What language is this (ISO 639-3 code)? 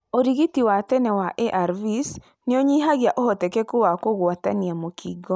kik